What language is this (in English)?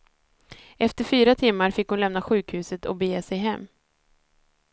Swedish